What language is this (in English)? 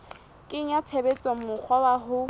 Southern Sotho